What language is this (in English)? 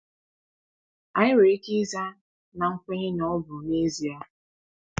Igbo